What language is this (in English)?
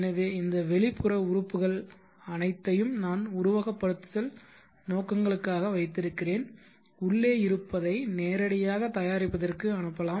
Tamil